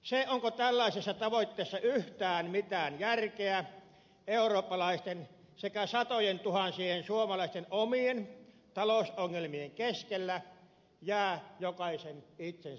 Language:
Finnish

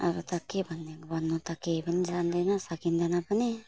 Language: Nepali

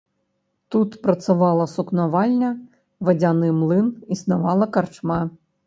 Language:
Belarusian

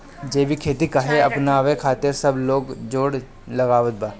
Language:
Bhojpuri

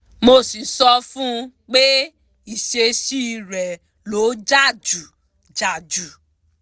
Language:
Yoruba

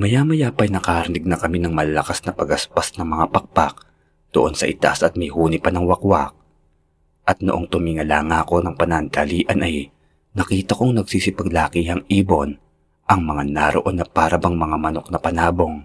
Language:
Filipino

